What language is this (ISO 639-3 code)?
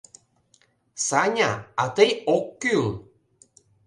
chm